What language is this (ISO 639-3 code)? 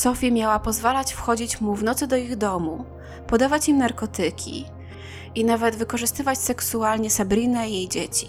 pol